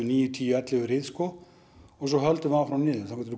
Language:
Icelandic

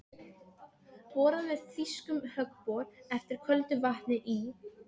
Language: Icelandic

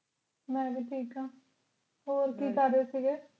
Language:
Punjabi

